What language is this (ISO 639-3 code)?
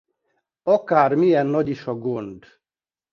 hun